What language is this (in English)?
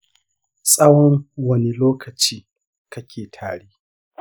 Hausa